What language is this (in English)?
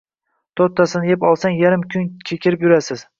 Uzbek